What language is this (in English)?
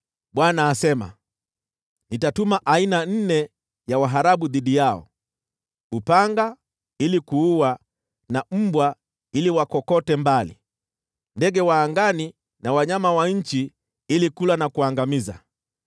Swahili